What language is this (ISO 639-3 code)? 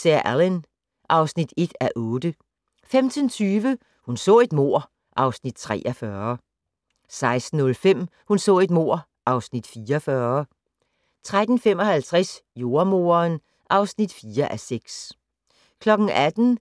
dan